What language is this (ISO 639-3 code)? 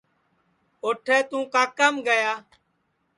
ssi